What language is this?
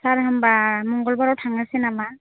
Bodo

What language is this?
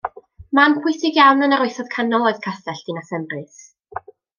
Welsh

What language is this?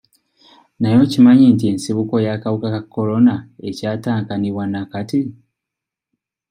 Ganda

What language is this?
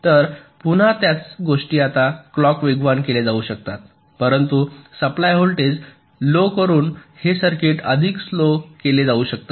Marathi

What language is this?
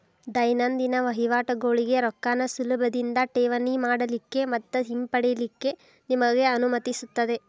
Kannada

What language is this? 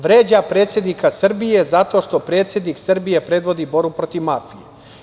Serbian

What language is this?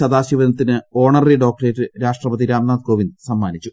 Malayalam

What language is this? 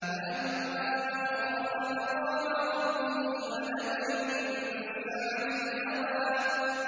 Arabic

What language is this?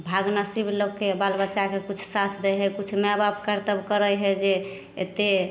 Maithili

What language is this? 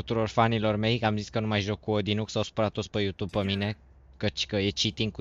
Romanian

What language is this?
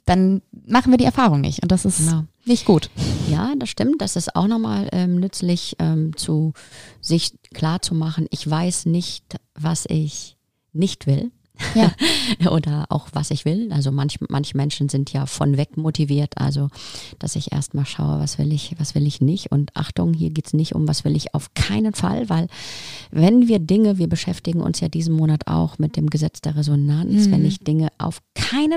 German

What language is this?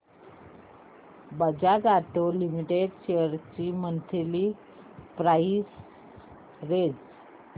Marathi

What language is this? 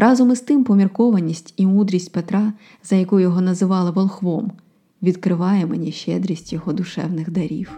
Ukrainian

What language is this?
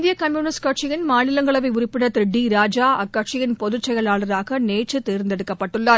Tamil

